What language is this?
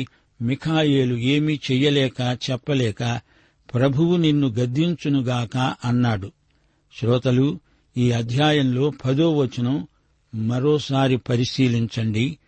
Telugu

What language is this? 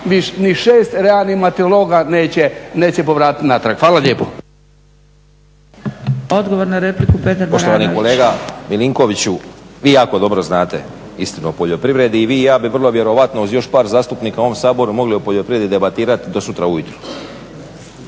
Croatian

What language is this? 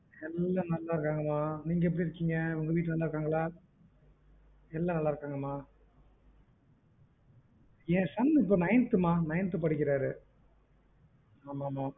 Tamil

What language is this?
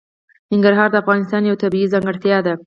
Pashto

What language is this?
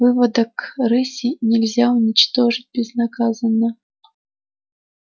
Russian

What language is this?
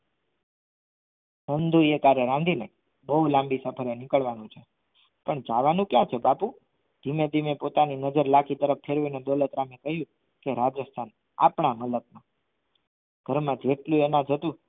Gujarati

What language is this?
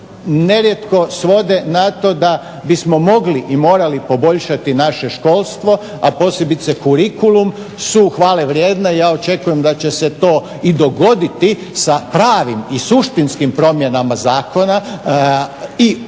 Croatian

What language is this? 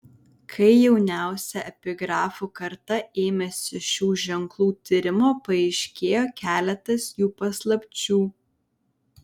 Lithuanian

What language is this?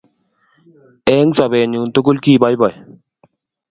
Kalenjin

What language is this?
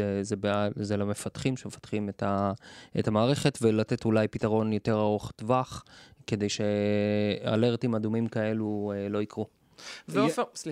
Hebrew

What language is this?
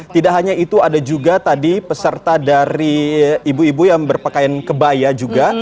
Indonesian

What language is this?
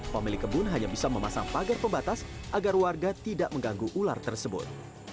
Indonesian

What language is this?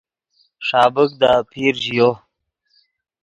Yidgha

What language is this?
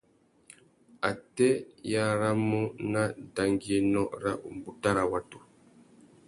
Tuki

